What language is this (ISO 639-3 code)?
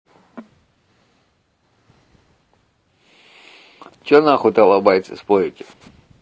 rus